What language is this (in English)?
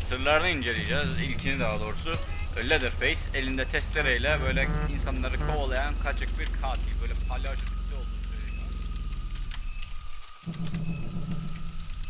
Turkish